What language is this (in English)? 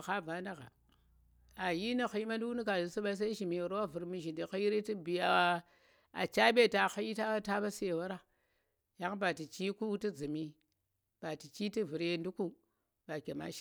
Tera